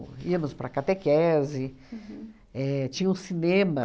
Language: Portuguese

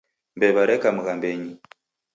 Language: Taita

